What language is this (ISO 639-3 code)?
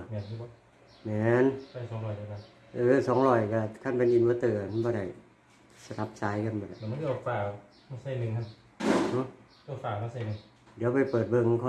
tha